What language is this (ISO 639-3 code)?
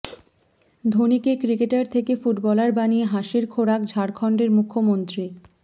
ben